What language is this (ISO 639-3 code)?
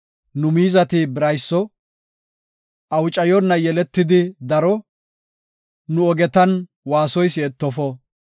gof